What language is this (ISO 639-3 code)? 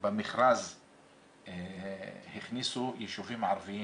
heb